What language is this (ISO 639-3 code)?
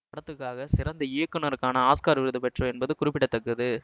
tam